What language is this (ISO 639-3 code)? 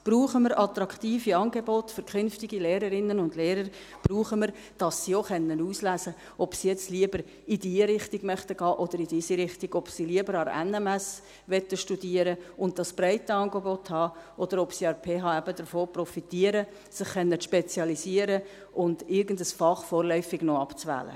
gsw